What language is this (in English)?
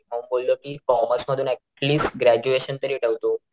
Marathi